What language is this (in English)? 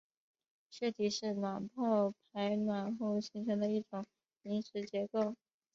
Chinese